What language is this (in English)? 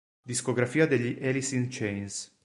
Italian